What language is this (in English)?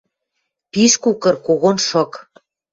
Western Mari